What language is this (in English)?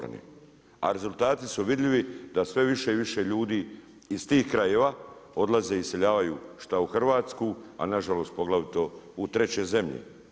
Croatian